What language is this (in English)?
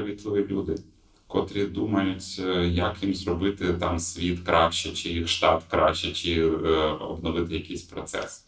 Ukrainian